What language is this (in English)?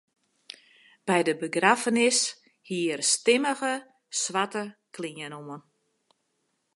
Western Frisian